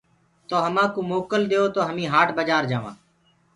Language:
Gurgula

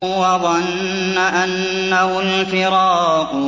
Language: Arabic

